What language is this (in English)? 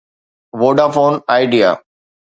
Sindhi